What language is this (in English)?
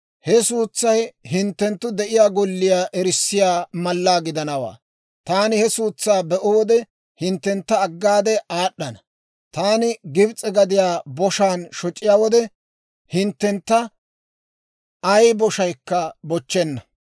Dawro